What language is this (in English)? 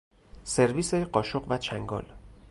Persian